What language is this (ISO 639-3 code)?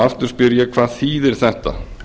isl